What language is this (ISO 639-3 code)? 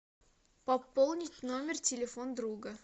rus